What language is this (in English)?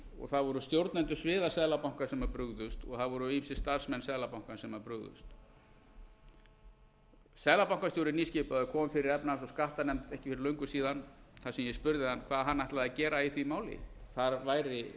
Icelandic